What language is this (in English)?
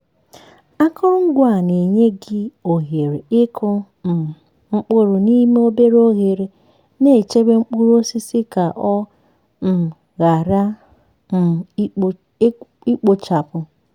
Igbo